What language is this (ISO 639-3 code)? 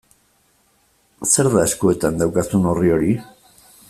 eus